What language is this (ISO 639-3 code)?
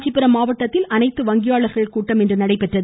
tam